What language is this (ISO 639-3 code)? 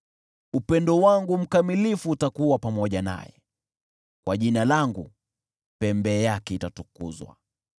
swa